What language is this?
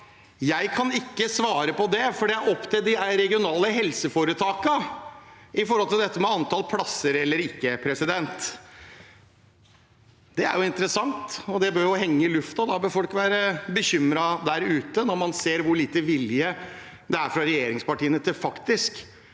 Norwegian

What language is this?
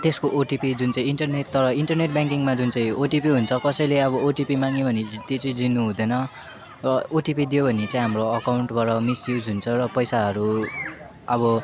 Nepali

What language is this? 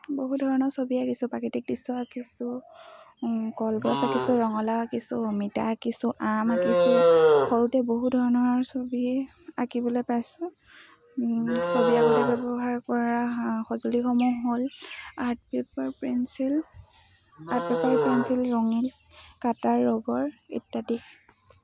Assamese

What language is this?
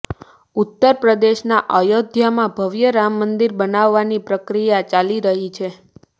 Gujarati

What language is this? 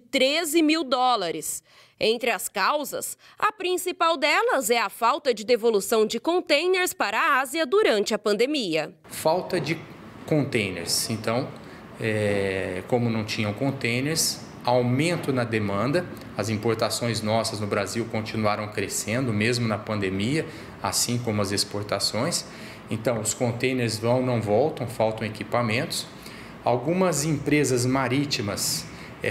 Portuguese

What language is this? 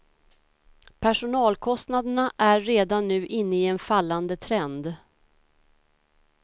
Swedish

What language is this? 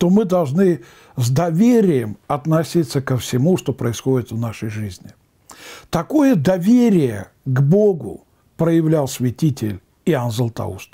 Russian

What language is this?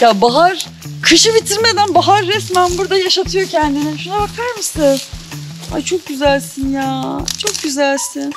Turkish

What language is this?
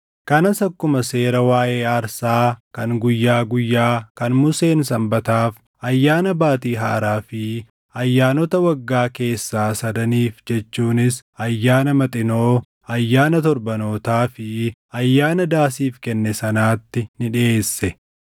Oromo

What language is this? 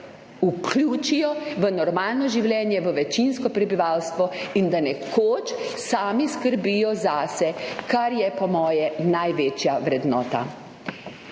Slovenian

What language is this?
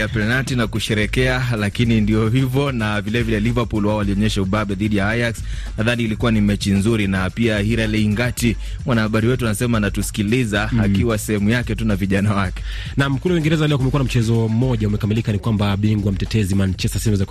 Swahili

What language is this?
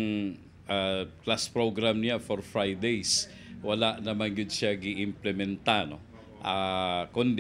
Filipino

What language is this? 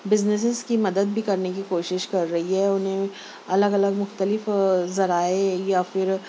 Urdu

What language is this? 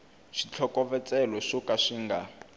Tsonga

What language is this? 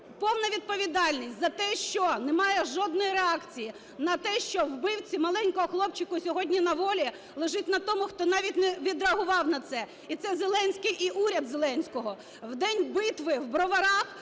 Ukrainian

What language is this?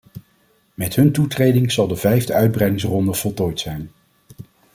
Dutch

